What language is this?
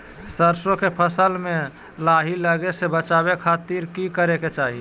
Magahi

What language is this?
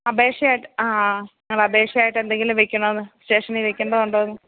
Malayalam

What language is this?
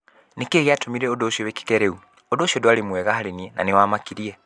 Kikuyu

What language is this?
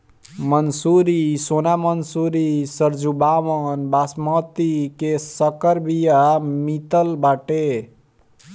Bhojpuri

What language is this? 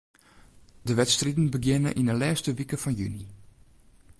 Western Frisian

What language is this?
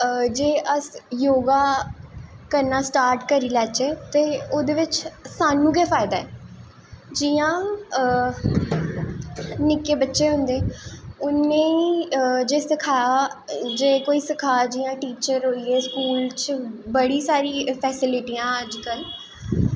Dogri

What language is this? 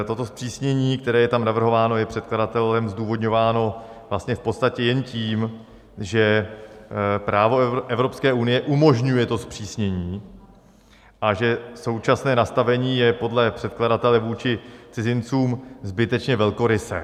Czech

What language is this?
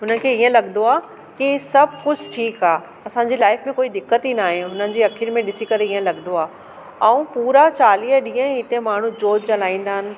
Sindhi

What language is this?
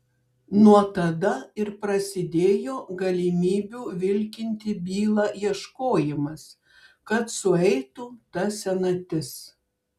Lithuanian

